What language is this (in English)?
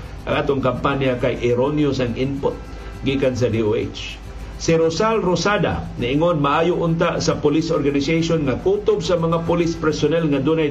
Filipino